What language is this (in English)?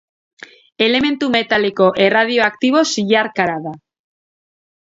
Basque